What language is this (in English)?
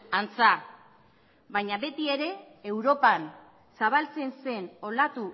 Basque